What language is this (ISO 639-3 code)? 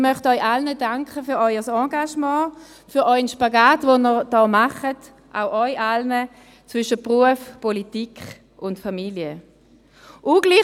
gsw